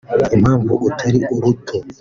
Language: Kinyarwanda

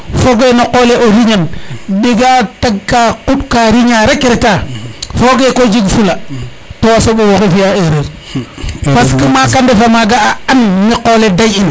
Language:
Serer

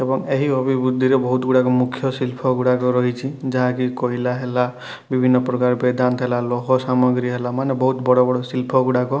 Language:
Odia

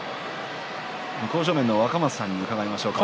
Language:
Japanese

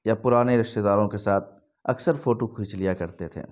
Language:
Urdu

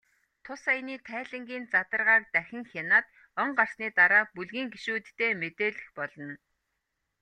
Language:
Mongolian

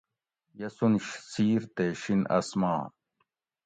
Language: Gawri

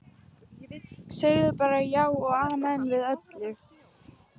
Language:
Icelandic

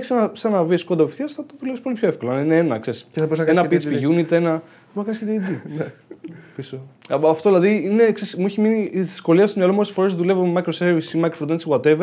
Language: Greek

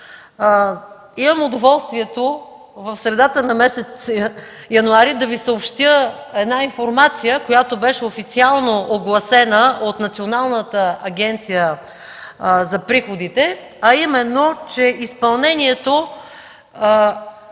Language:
Bulgarian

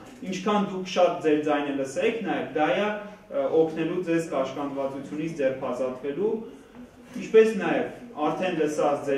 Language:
Romanian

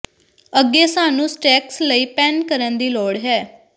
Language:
Punjabi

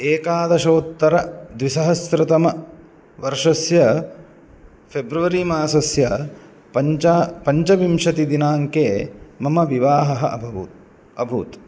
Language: Sanskrit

